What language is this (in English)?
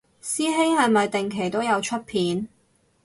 Cantonese